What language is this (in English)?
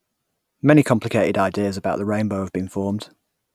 English